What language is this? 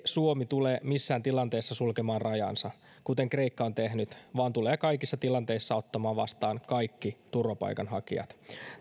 Finnish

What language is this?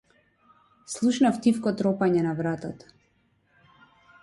Macedonian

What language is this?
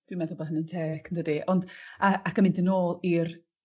Welsh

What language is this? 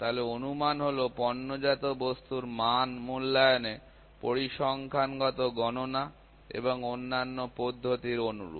Bangla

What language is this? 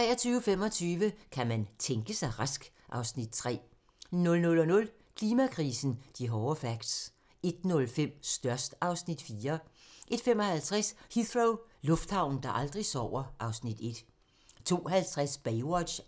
Danish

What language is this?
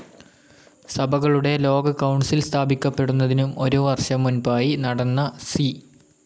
Malayalam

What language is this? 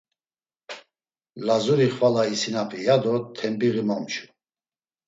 Laz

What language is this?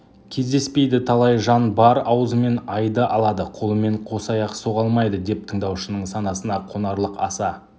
Kazakh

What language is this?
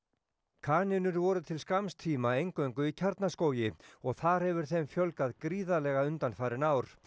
Icelandic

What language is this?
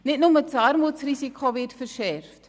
Swiss German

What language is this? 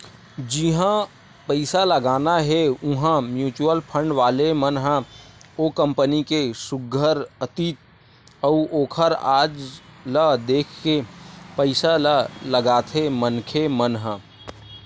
Chhattisgarhi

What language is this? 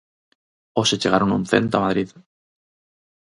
Galician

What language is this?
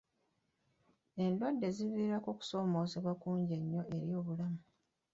Ganda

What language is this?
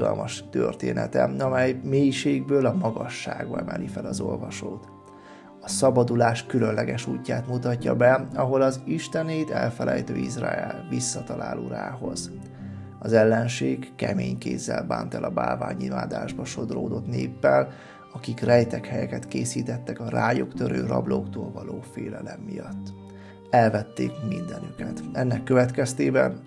Hungarian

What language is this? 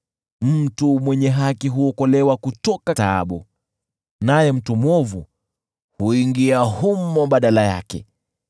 Swahili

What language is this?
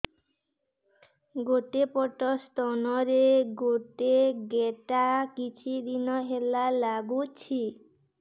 Odia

